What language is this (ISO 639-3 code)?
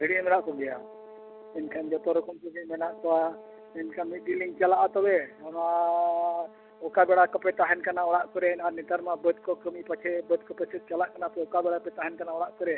sat